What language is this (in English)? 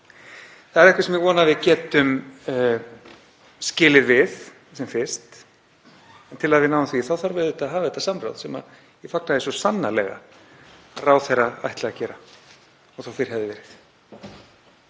Icelandic